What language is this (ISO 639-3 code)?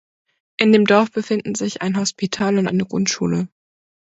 deu